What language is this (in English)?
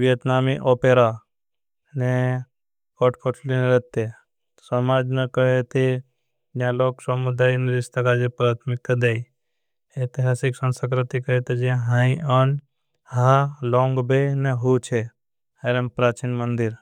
Bhili